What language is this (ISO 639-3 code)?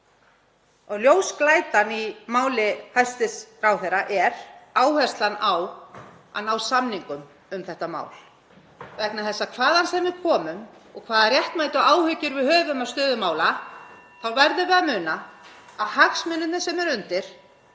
isl